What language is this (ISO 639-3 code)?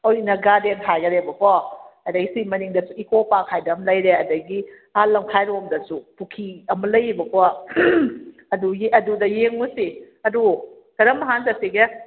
mni